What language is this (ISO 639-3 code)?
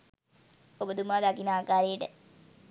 sin